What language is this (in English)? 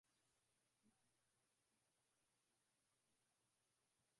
Swahili